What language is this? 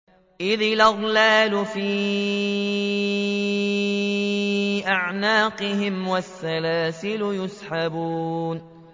Arabic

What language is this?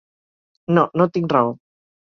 Catalan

